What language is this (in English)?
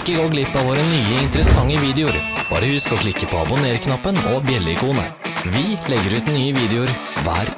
Norwegian